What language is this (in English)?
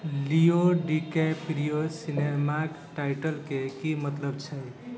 Maithili